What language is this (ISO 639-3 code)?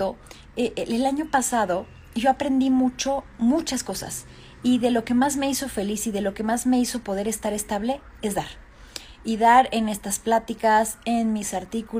spa